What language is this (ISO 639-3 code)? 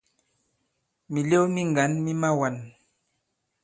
abb